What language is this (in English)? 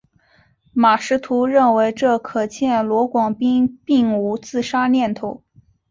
Chinese